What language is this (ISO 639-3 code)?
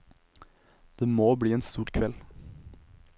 nor